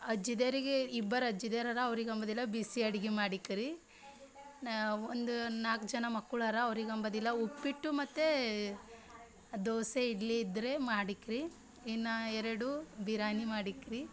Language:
Kannada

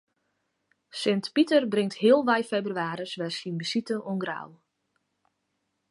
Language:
Western Frisian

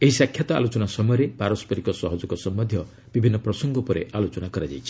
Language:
Odia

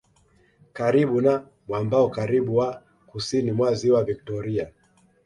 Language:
Swahili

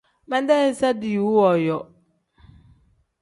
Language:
Tem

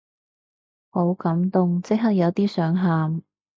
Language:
Cantonese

